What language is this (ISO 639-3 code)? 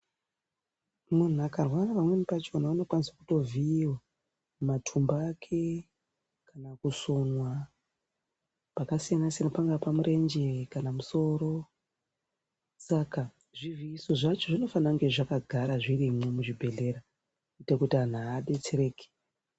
ndc